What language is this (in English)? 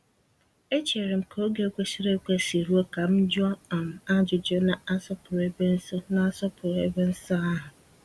Igbo